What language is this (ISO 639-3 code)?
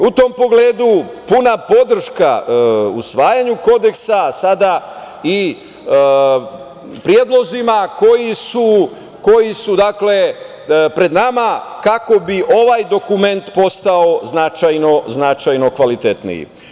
srp